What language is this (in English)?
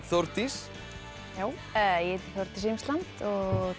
Icelandic